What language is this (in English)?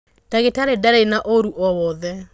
Kikuyu